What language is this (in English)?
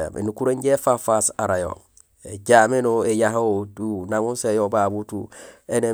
Gusilay